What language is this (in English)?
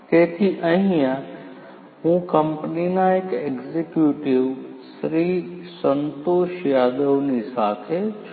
Gujarati